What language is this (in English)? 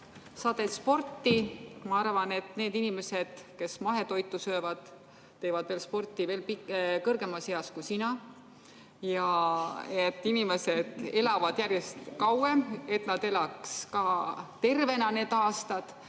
Estonian